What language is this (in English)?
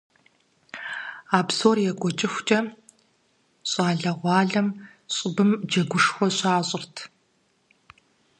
Kabardian